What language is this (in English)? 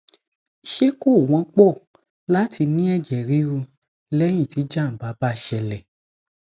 Yoruba